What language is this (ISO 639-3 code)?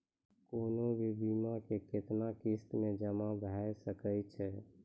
mai